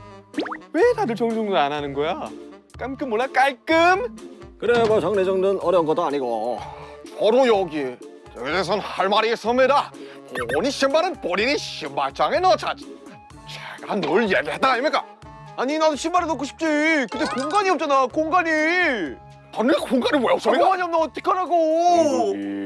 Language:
Korean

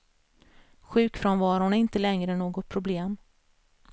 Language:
Swedish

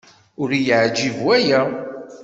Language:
Kabyle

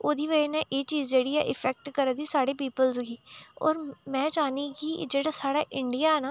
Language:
Dogri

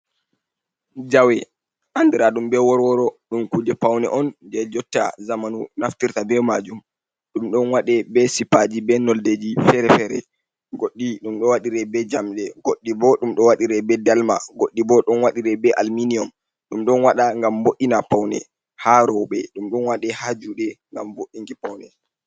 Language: Fula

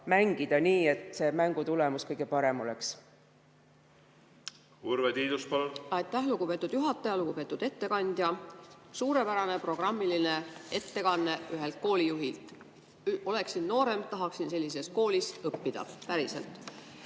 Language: Estonian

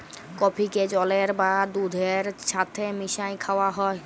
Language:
Bangla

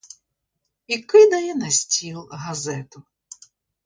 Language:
Ukrainian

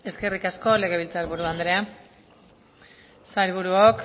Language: Basque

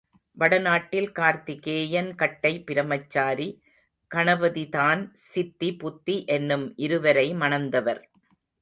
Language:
Tamil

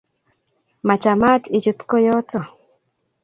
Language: Kalenjin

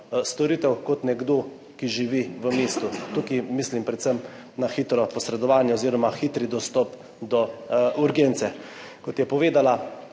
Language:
Slovenian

